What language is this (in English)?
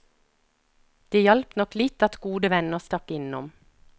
Norwegian